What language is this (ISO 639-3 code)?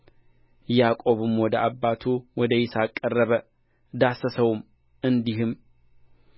amh